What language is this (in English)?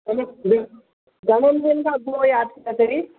Sindhi